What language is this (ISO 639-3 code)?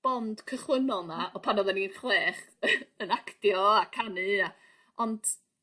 cym